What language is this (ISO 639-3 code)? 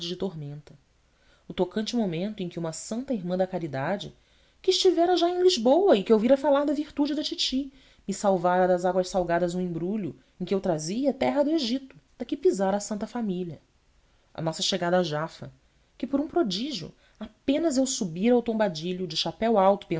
por